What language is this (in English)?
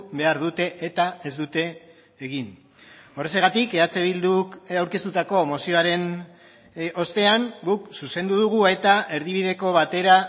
Basque